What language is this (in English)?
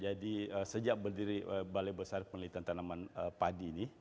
Indonesian